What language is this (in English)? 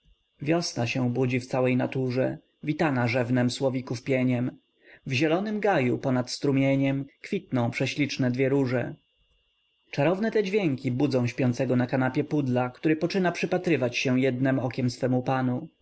Polish